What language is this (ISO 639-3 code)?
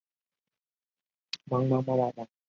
zho